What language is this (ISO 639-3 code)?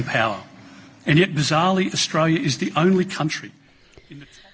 ind